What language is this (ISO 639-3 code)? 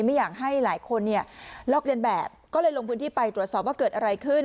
tha